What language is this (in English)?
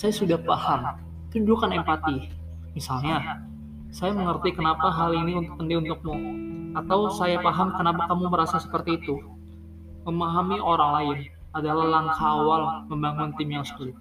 Indonesian